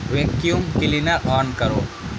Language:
Urdu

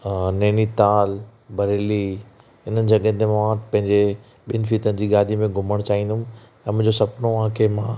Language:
Sindhi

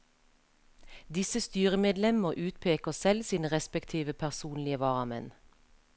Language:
Norwegian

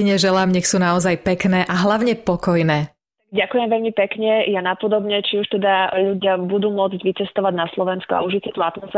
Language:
Slovak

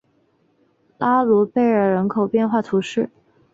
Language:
Chinese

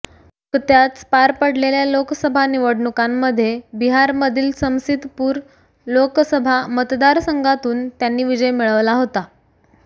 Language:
Marathi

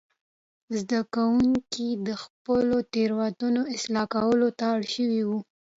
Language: Pashto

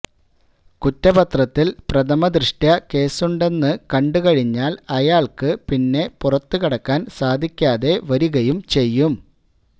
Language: Malayalam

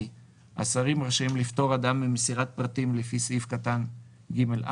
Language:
Hebrew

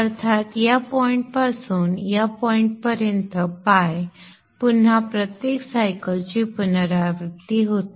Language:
Marathi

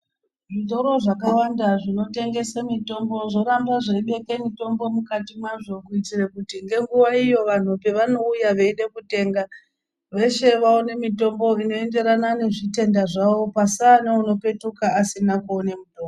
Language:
Ndau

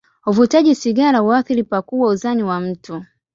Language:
Swahili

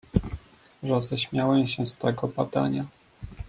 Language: Polish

